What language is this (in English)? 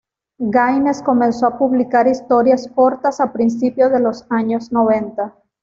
Spanish